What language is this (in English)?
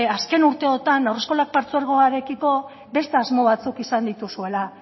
Basque